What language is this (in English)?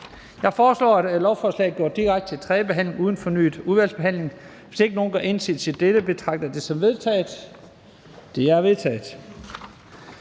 Danish